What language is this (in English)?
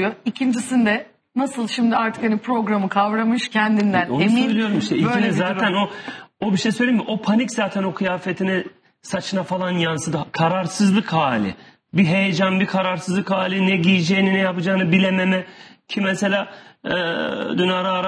Turkish